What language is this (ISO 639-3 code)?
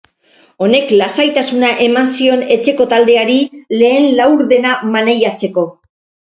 eus